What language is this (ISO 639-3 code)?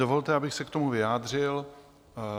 ces